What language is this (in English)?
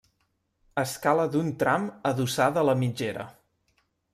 Catalan